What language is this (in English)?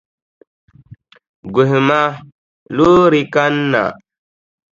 Dagbani